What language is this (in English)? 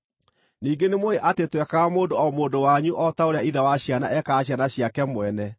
Kikuyu